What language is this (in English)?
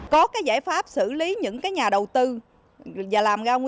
Vietnamese